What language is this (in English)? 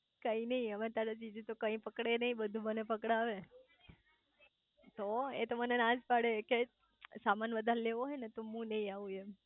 Gujarati